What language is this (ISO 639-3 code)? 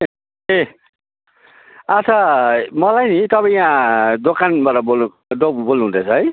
nep